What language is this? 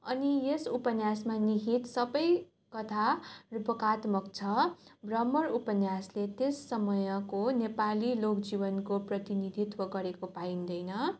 Nepali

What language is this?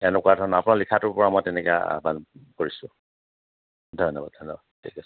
Assamese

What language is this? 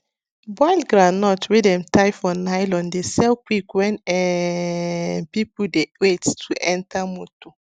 Nigerian Pidgin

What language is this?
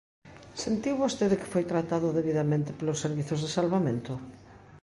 Galician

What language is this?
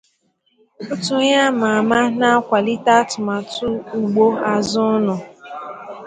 Igbo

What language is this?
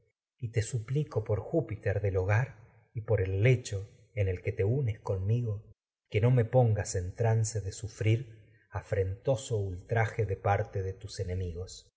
Spanish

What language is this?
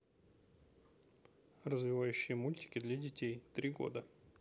Russian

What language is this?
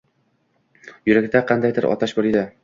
Uzbek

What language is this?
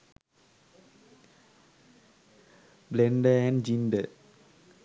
Sinhala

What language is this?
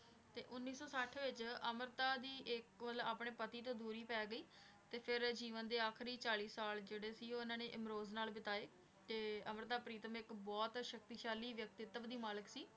Punjabi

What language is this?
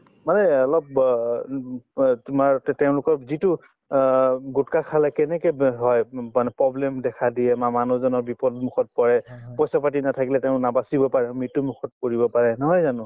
Assamese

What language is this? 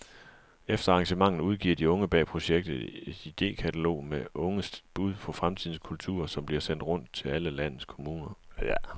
Danish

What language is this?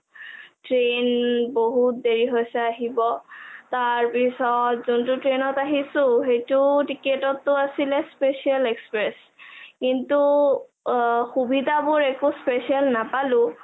Assamese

